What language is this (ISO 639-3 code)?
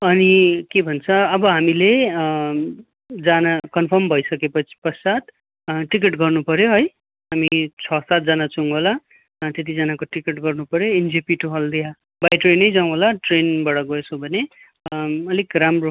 nep